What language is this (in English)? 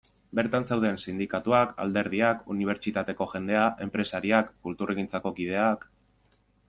Basque